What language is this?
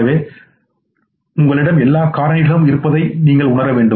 Tamil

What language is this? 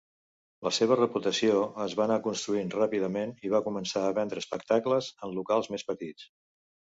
Catalan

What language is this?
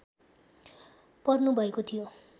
Nepali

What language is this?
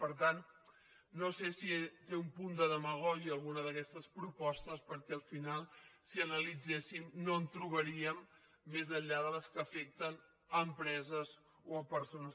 Catalan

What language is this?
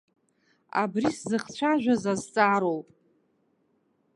Abkhazian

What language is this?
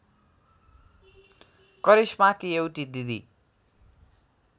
Nepali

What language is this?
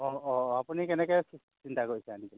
Assamese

